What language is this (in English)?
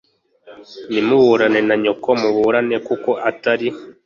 Kinyarwanda